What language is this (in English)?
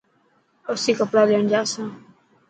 Dhatki